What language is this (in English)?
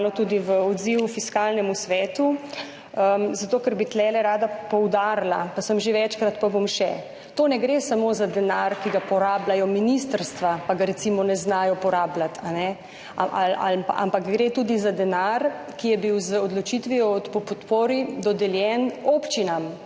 Slovenian